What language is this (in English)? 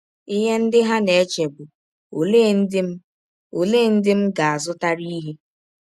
Igbo